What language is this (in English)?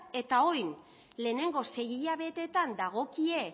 Basque